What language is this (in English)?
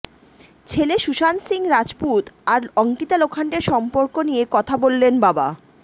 Bangla